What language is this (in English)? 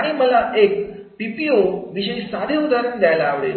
Marathi